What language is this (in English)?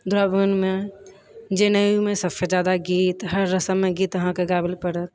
Maithili